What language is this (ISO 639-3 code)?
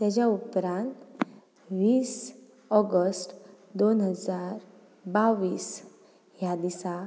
kok